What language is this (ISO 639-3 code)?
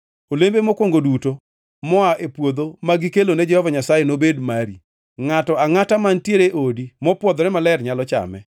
luo